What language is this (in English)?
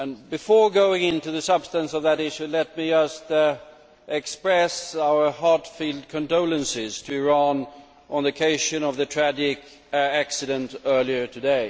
English